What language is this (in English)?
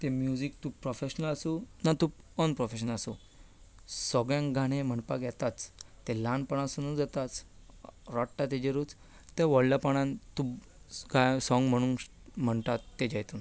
Konkani